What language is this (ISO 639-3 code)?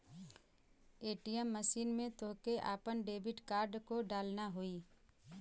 bho